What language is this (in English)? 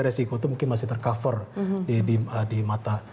Indonesian